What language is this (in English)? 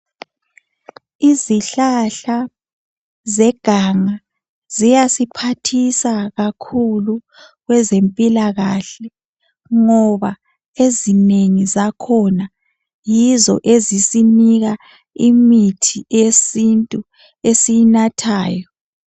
North Ndebele